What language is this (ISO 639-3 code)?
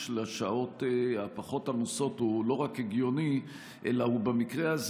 heb